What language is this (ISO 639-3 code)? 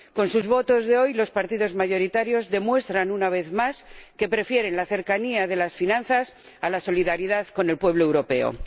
spa